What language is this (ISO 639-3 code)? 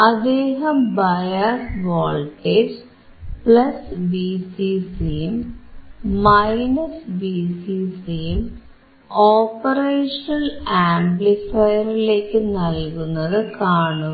mal